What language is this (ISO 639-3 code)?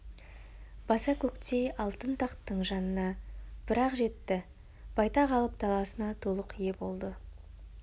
kaz